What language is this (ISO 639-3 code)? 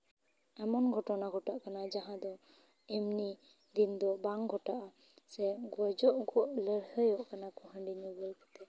sat